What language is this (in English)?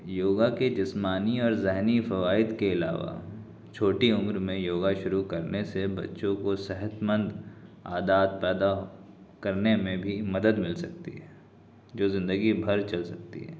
Urdu